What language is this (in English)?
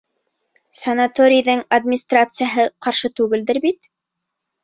Bashkir